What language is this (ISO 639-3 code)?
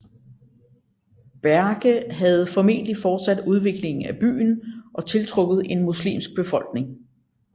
dan